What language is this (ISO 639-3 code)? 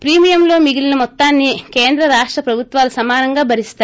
tel